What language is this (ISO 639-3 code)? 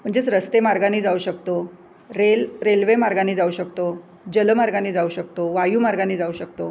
mar